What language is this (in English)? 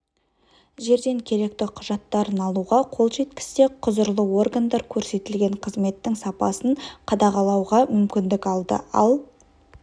Kazakh